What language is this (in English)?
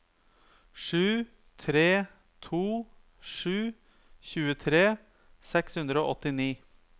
Norwegian